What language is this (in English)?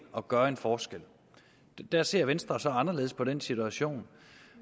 Danish